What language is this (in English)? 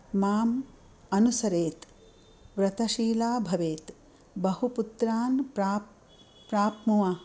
Sanskrit